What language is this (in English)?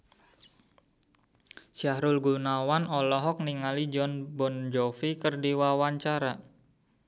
Sundanese